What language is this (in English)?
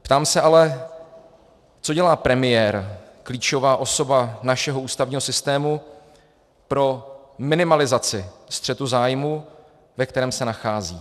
Czech